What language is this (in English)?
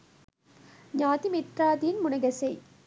Sinhala